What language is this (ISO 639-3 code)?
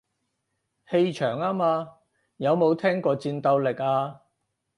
yue